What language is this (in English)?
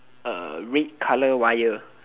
English